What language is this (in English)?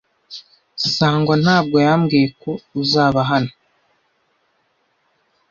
Kinyarwanda